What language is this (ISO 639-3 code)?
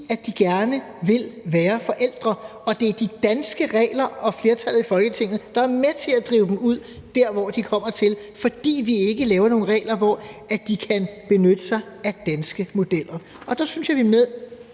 dan